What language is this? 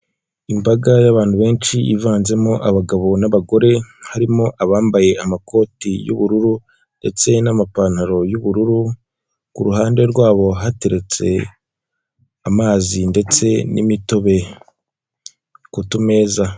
Kinyarwanda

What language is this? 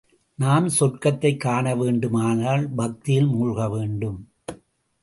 Tamil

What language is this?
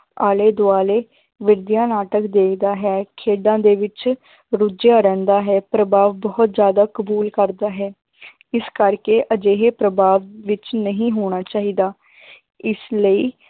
Punjabi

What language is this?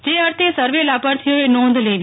Gujarati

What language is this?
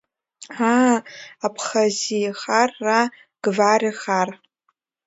Abkhazian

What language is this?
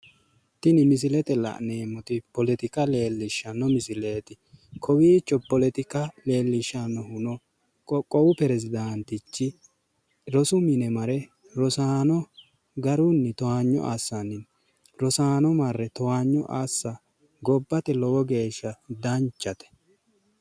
Sidamo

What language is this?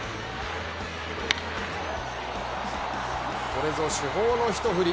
Japanese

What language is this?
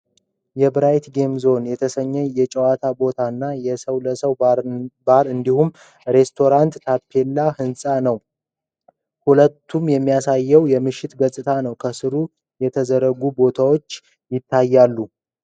Amharic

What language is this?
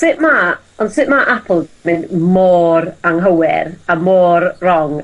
Welsh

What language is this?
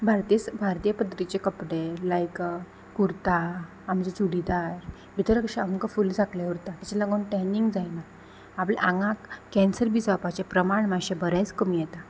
Konkani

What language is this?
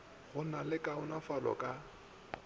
Northern Sotho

